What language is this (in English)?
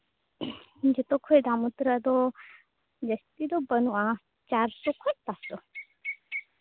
Santali